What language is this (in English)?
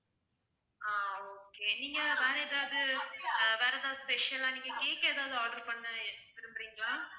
Tamil